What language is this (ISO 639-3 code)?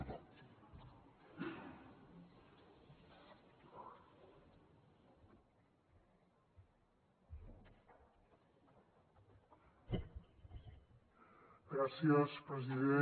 cat